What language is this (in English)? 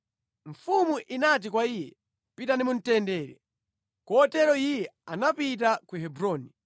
Nyanja